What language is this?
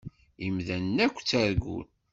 Kabyle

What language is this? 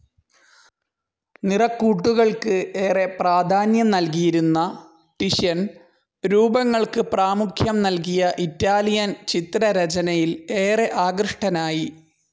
Malayalam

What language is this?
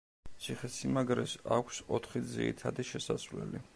Georgian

